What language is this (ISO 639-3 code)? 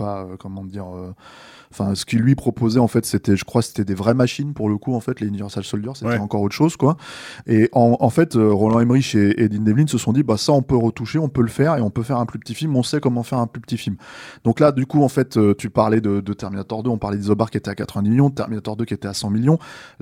fra